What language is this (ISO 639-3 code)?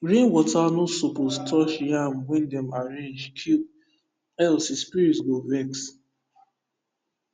pcm